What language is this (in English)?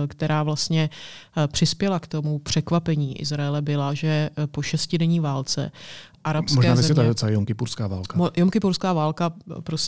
Czech